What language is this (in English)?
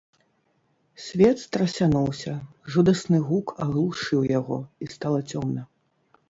Belarusian